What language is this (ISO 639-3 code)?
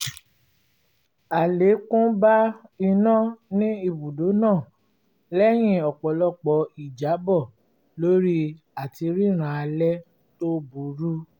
yor